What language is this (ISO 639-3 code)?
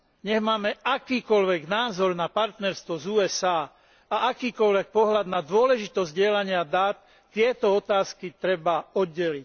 slk